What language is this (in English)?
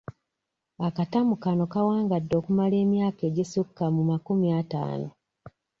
Ganda